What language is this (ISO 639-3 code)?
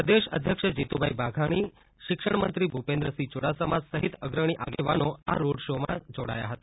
guj